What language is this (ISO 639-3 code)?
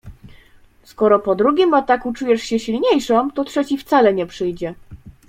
pol